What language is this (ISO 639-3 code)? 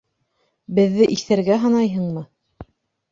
bak